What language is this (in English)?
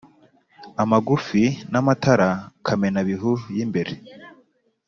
Kinyarwanda